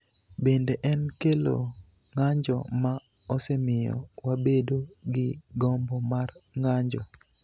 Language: Luo (Kenya and Tanzania)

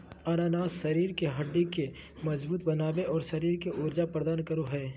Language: Magahi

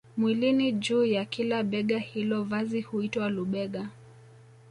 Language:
Swahili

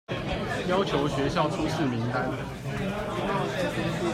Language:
Chinese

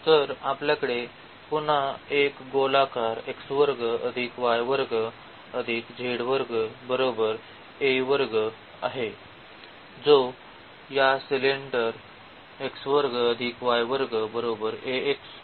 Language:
Marathi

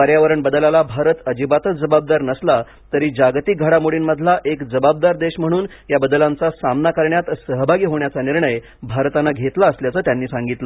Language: Marathi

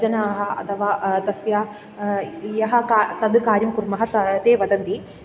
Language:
Sanskrit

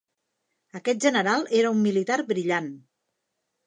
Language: Catalan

